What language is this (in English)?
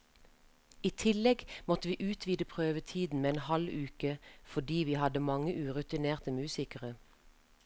Norwegian